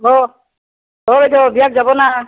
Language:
Assamese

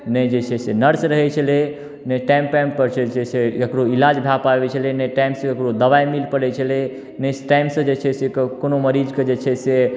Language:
Maithili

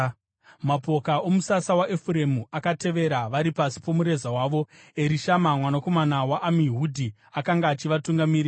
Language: Shona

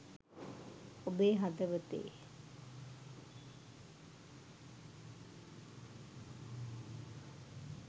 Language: Sinhala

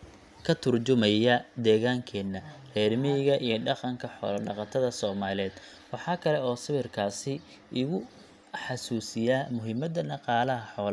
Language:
Somali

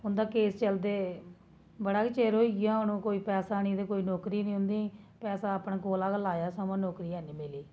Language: Dogri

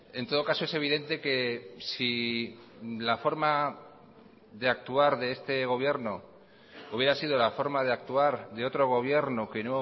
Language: Spanish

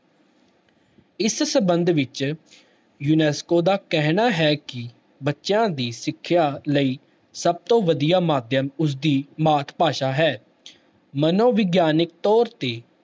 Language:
Punjabi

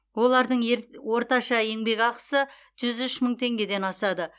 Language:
Kazakh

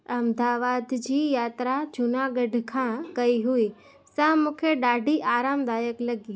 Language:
Sindhi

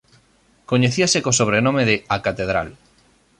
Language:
Galician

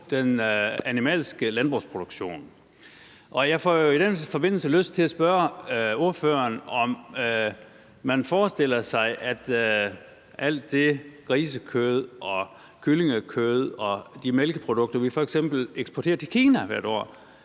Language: Danish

